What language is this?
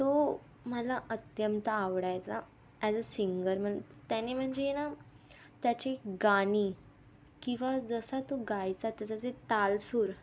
Marathi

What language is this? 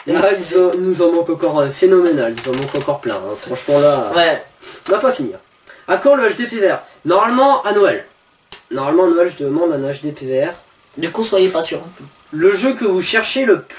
French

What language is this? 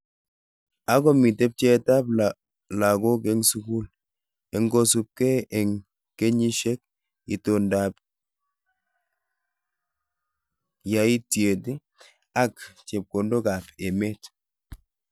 Kalenjin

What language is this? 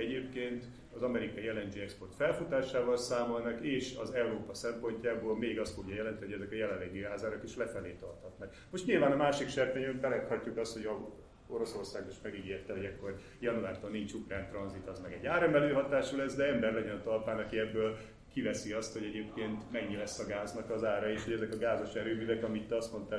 Hungarian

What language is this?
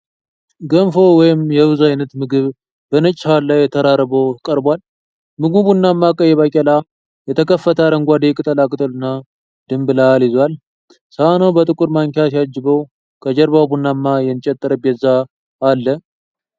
Amharic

